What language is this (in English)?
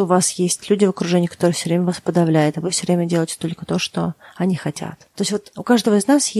Russian